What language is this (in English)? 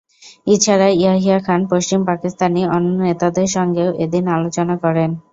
Bangla